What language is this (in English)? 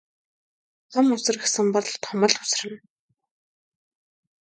Mongolian